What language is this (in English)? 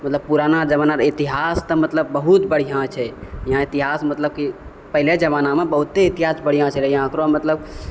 Maithili